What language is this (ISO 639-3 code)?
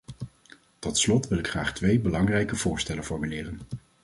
nld